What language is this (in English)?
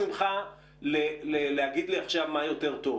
Hebrew